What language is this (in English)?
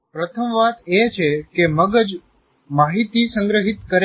Gujarati